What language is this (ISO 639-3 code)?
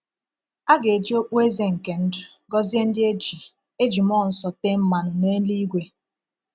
ibo